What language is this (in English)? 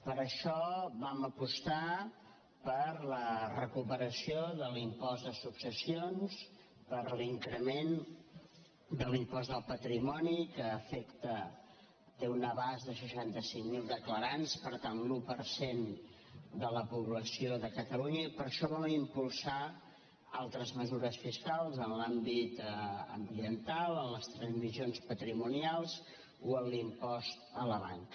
Catalan